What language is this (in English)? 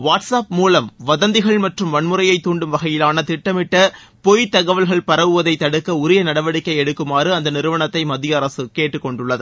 Tamil